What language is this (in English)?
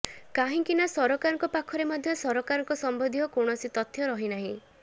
Odia